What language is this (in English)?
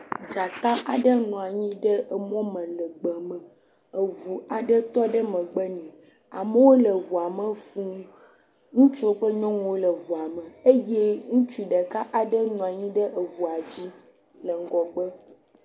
Ewe